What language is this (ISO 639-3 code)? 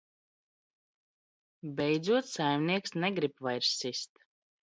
lav